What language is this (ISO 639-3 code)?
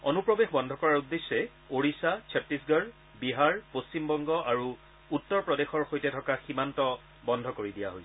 asm